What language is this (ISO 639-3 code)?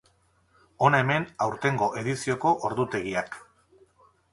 eus